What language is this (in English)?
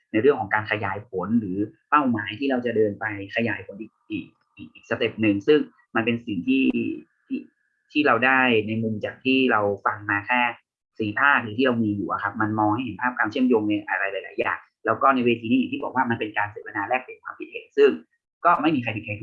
Thai